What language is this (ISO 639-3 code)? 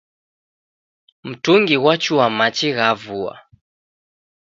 dav